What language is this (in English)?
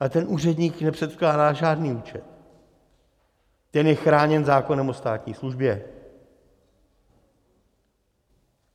Czech